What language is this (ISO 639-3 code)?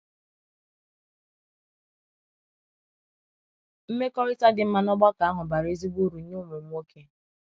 ibo